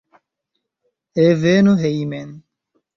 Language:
Esperanto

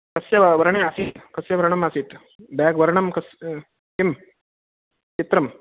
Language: Sanskrit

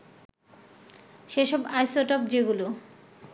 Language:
Bangla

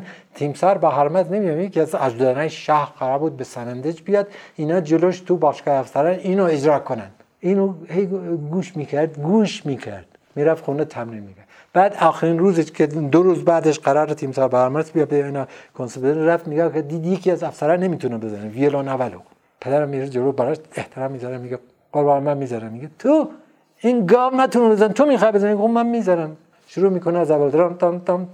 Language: Persian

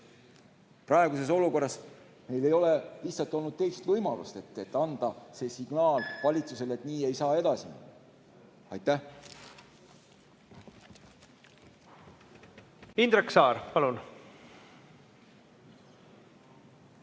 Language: Estonian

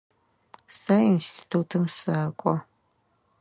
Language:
Adyghe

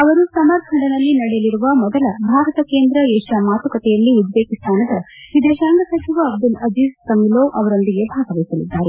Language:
Kannada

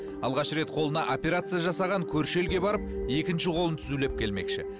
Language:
Kazakh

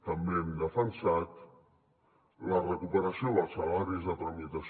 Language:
Catalan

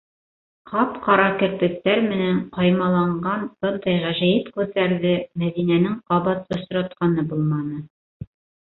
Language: Bashkir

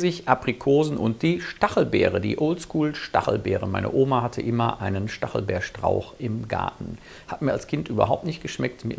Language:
German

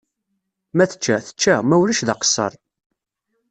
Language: Kabyle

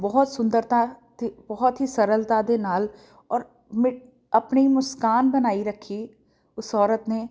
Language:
Punjabi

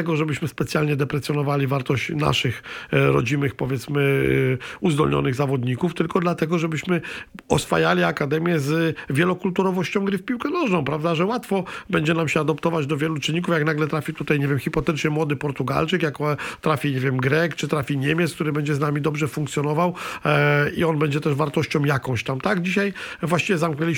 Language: Polish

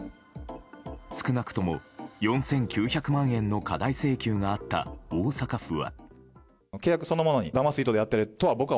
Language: Japanese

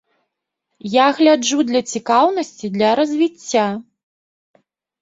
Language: Belarusian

